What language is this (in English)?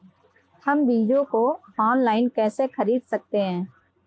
Hindi